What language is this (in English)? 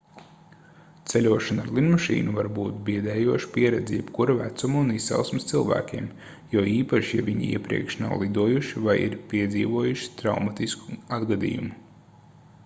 Latvian